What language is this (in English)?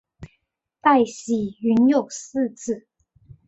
Chinese